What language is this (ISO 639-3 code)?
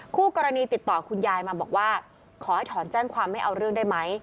tha